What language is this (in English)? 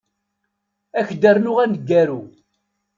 Kabyle